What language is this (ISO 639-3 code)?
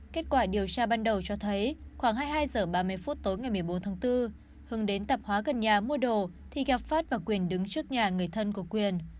vie